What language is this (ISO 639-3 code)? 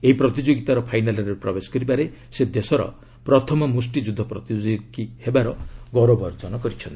ori